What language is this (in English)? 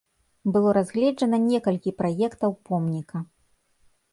Belarusian